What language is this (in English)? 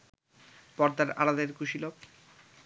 Bangla